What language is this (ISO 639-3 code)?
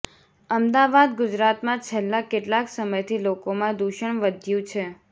guj